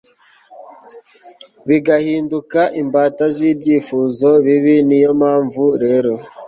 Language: Kinyarwanda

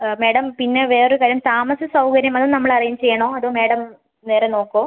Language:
Malayalam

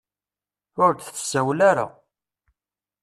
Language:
Kabyle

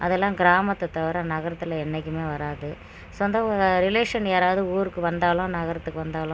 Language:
Tamil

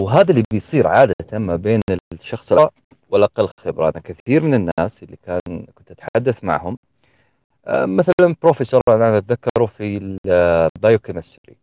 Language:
Arabic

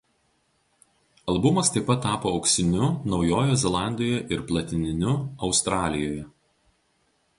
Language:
Lithuanian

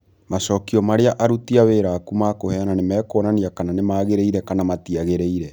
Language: Kikuyu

